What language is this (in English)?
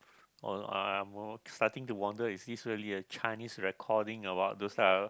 English